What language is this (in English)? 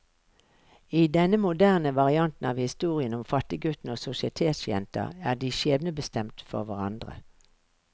Norwegian